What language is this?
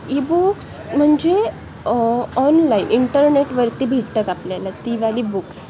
Marathi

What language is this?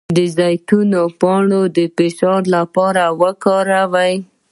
Pashto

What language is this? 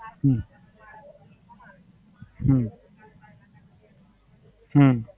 Gujarati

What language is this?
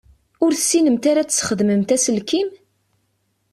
Kabyle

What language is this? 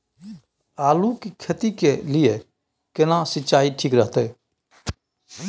Maithili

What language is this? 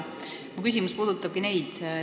Estonian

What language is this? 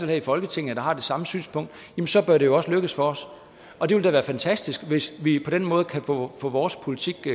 Danish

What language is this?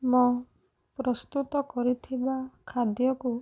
Odia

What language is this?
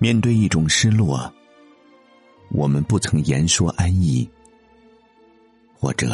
Chinese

